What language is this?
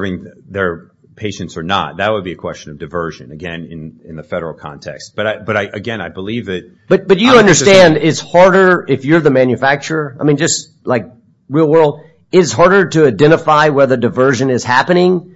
English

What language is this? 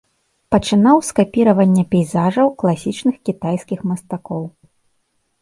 Belarusian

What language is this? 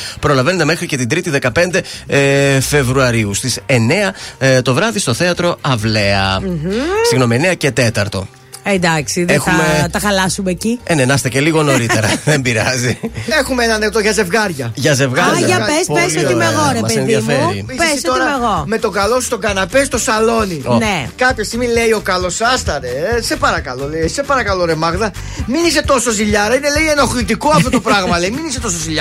Greek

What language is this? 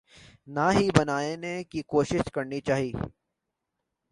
Urdu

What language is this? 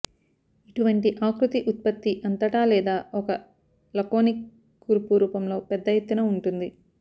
Telugu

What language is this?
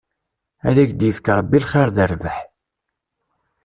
Kabyle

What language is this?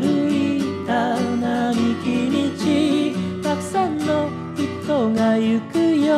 Japanese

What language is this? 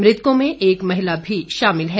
Hindi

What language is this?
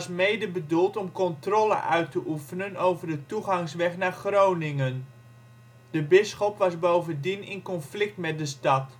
Dutch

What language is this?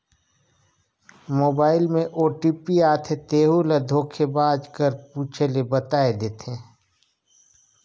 Chhattisgarhi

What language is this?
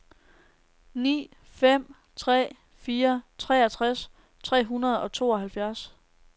Danish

